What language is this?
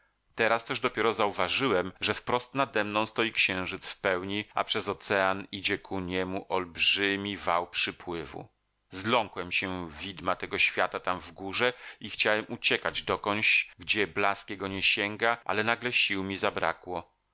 Polish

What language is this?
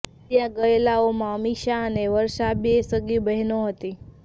Gujarati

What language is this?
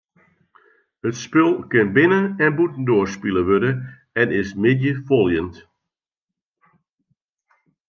Western Frisian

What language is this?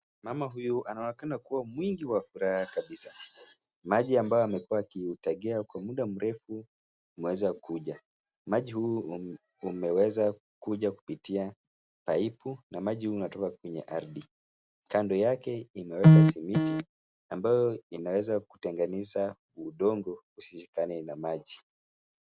Swahili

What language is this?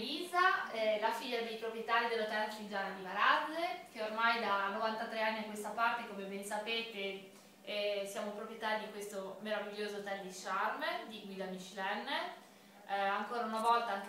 Italian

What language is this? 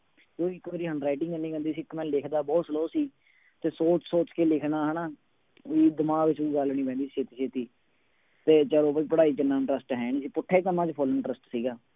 Punjabi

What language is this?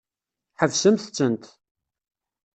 Kabyle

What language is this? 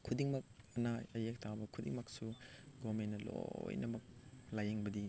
Manipuri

